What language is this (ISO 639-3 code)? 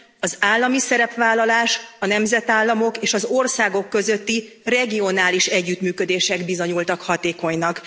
hun